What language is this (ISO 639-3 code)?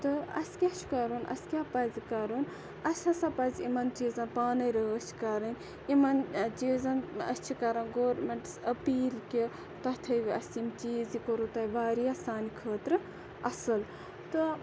kas